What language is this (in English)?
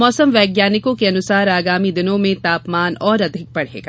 Hindi